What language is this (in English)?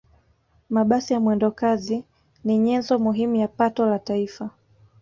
Swahili